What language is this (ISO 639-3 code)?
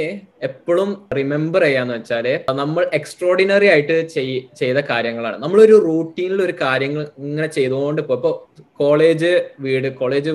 mal